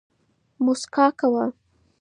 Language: Pashto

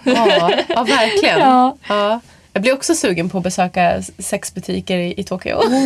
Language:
Swedish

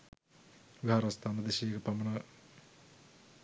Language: Sinhala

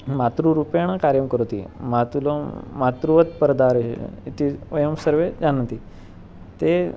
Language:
Sanskrit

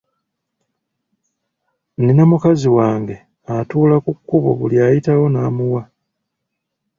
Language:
Ganda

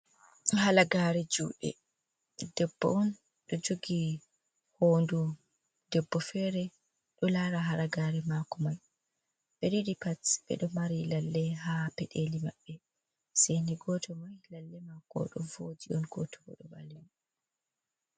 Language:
Fula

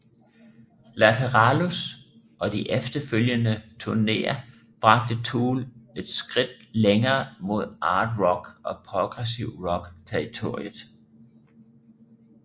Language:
Danish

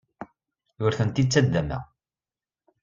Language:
Kabyle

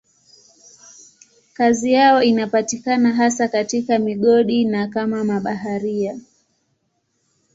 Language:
Swahili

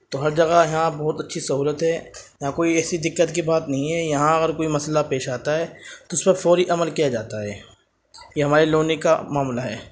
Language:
Urdu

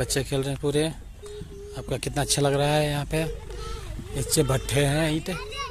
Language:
Hindi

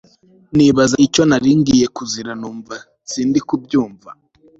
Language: Kinyarwanda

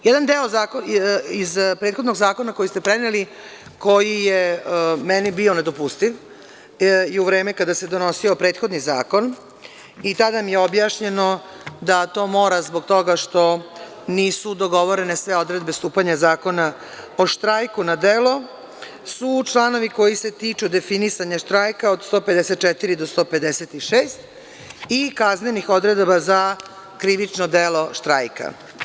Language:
Serbian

